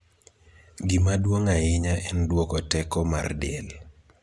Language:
Luo (Kenya and Tanzania)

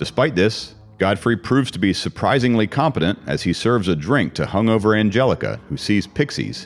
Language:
English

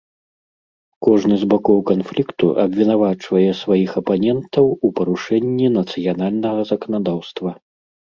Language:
Belarusian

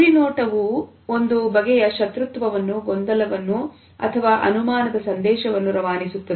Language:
Kannada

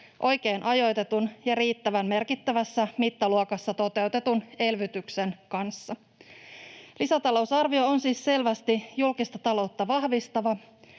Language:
Finnish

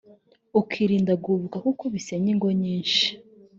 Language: Kinyarwanda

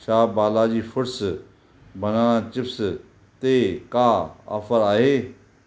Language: Sindhi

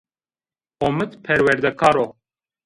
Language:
Zaza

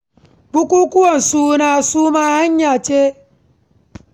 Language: Hausa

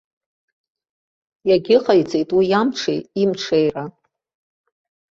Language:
Abkhazian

